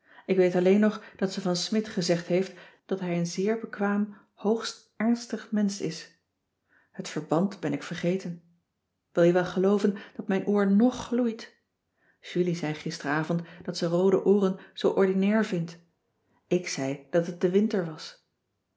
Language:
Dutch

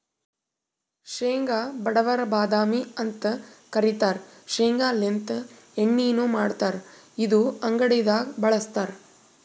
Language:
Kannada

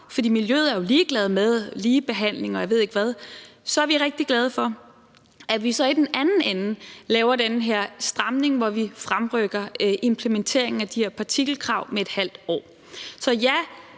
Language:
Danish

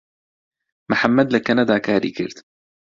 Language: Central Kurdish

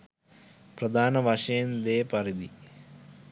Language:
Sinhala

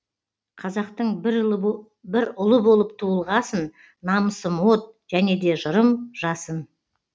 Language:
Kazakh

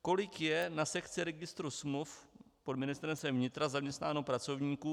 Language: Czech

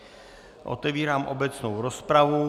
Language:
Czech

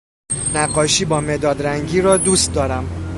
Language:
Persian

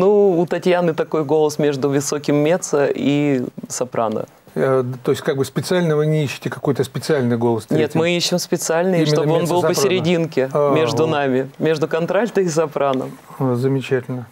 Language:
Russian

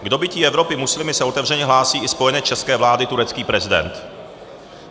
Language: Czech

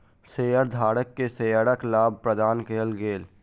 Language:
Maithili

